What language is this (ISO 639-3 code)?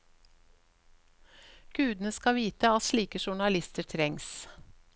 nor